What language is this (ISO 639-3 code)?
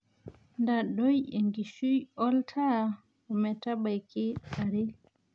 mas